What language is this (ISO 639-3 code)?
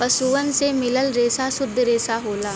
bho